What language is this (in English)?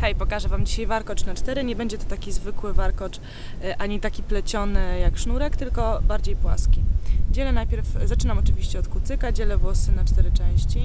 Polish